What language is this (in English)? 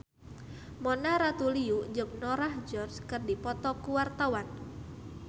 Sundanese